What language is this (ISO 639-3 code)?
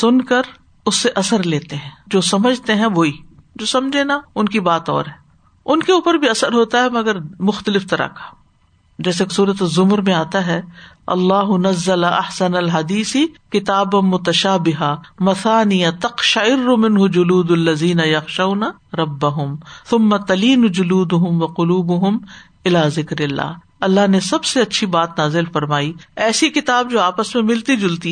urd